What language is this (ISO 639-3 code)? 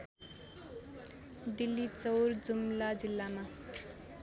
nep